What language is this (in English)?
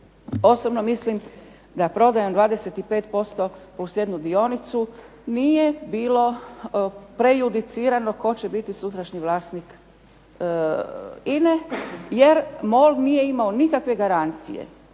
Croatian